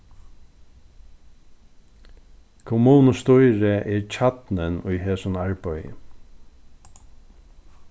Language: Faroese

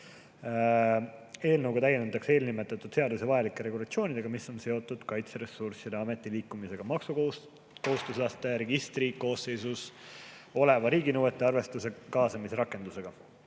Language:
Estonian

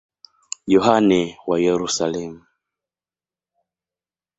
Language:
Swahili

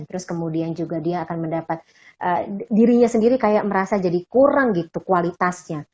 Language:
Indonesian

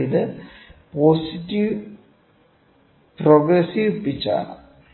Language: Malayalam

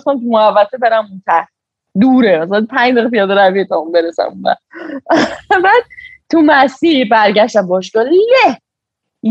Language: Persian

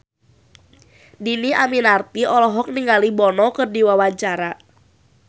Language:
Sundanese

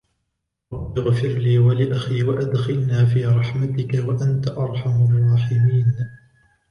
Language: Arabic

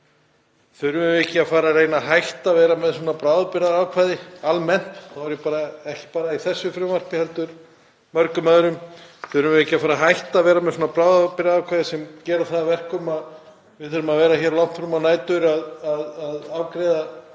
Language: Icelandic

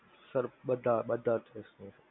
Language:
Gujarati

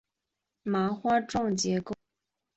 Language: Chinese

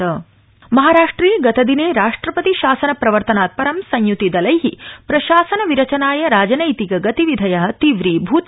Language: Sanskrit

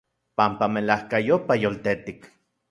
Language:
Central Puebla Nahuatl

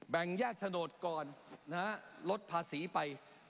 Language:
Thai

